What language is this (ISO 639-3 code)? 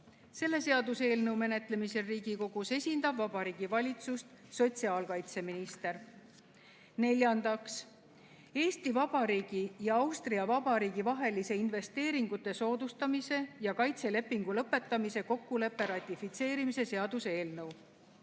est